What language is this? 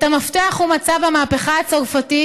Hebrew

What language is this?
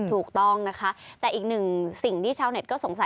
Thai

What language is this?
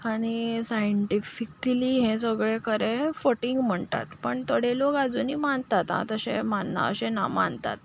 Konkani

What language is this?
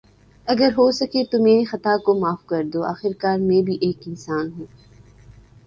Urdu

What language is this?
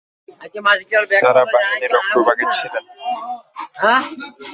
Bangla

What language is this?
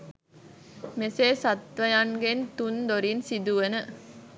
Sinhala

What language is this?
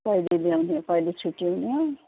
Nepali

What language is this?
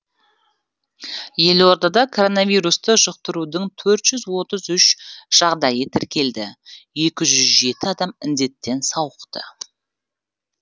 Kazakh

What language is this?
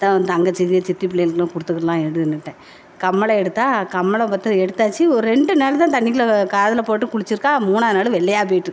Tamil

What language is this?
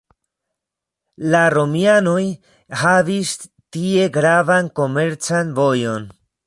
Esperanto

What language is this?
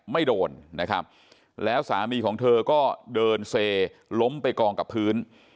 Thai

